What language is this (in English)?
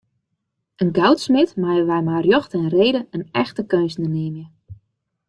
Western Frisian